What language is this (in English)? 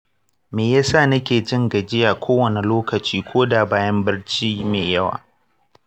Hausa